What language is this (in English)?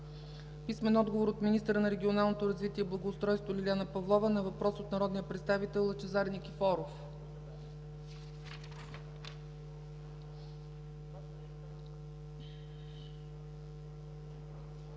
Bulgarian